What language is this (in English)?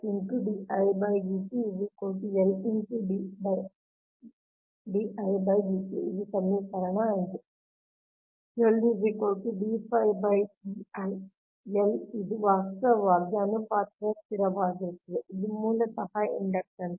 Kannada